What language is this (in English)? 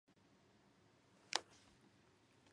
Japanese